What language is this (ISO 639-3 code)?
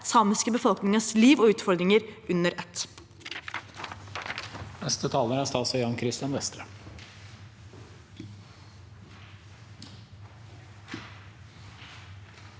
nor